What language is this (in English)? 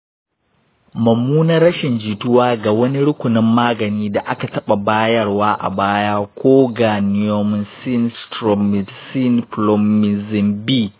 Hausa